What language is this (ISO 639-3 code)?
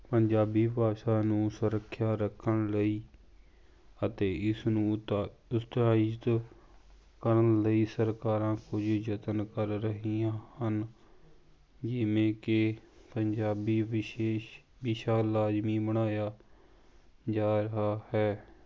pan